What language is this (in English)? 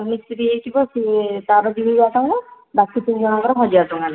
Odia